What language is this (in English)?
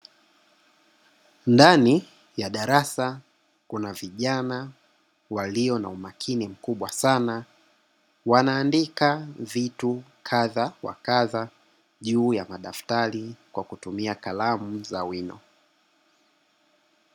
Swahili